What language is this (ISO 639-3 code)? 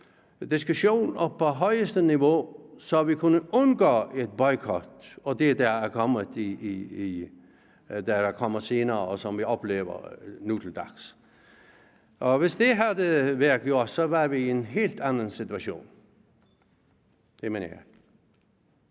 dan